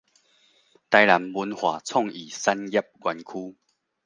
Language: Min Nan Chinese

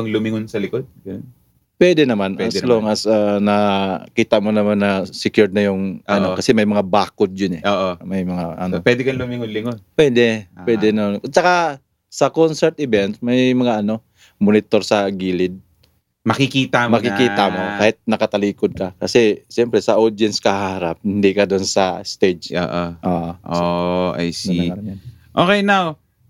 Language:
Filipino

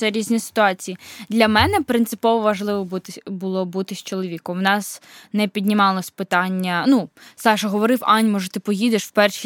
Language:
Ukrainian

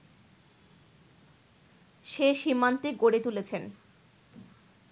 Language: Bangla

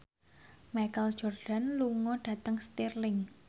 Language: Javanese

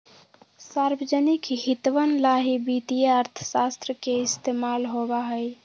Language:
Magahi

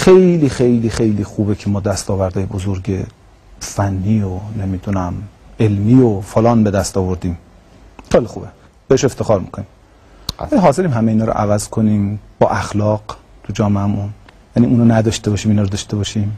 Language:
Persian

